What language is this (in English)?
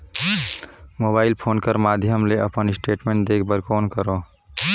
Chhattisgarhi